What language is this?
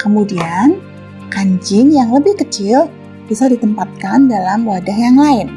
Indonesian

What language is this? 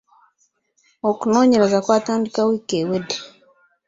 Ganda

